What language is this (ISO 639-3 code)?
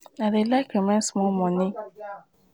pcm